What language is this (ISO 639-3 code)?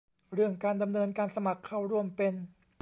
tha